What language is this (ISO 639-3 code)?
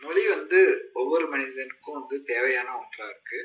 tam